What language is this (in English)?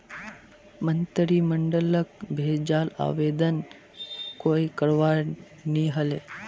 Magahi